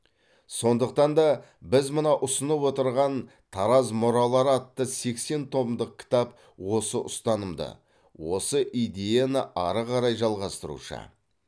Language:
Kazakh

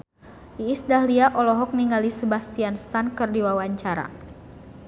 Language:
Sundanese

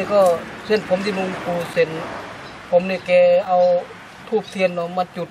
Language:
Thai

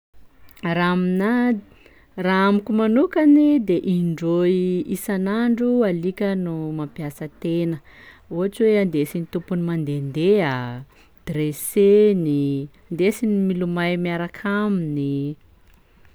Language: Sakalava Malagasy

